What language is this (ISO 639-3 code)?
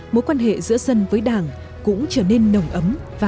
vie